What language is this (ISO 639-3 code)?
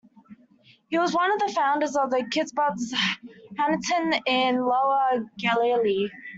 eng